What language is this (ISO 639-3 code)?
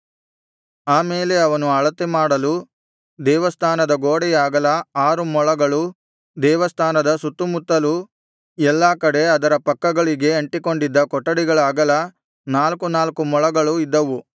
kan